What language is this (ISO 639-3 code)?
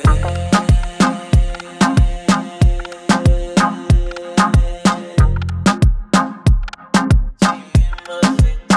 ron